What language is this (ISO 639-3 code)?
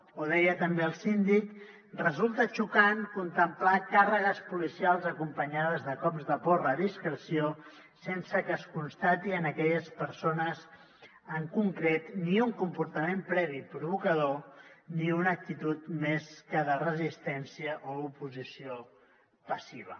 cat